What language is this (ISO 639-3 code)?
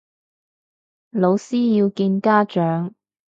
yue